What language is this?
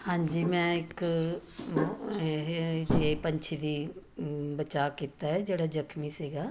Punjabi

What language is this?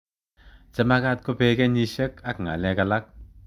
Kalenjin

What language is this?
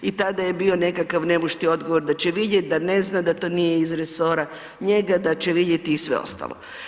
Croatian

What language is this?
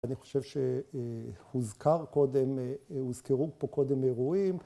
Hebrew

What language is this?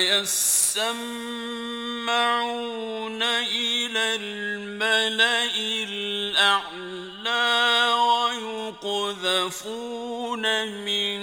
Arabic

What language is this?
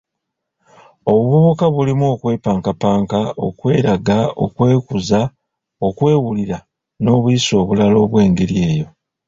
Ganda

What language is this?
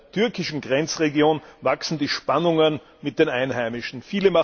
German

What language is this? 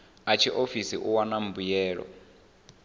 Venda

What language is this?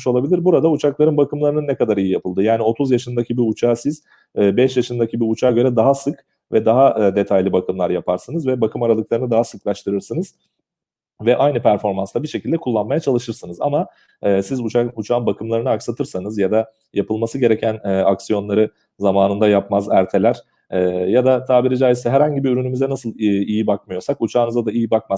Turkish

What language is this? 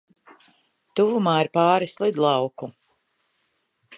Latvian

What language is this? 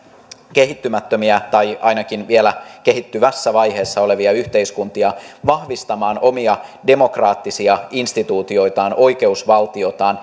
Finnish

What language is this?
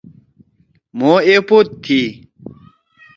Torwali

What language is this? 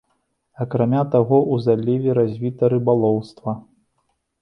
Belarusian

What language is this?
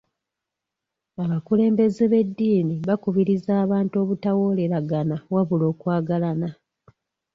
Ganda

